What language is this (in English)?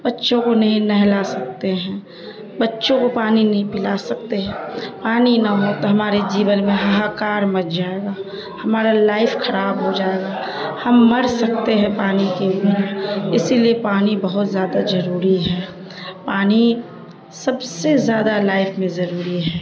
Urdu